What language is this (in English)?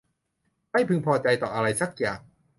Thai